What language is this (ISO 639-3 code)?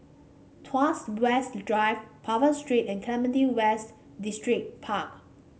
eng